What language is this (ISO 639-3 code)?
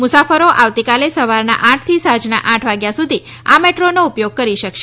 guj